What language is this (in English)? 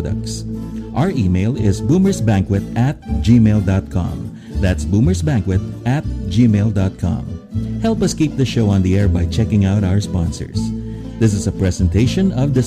Filipino